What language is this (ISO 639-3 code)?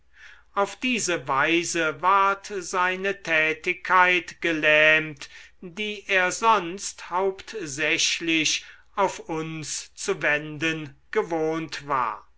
deu